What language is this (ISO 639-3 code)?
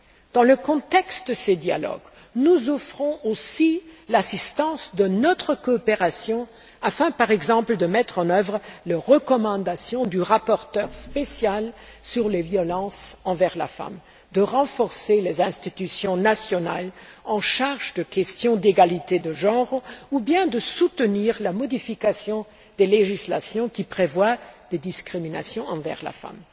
fra